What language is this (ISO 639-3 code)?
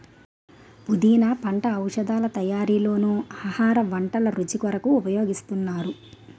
tel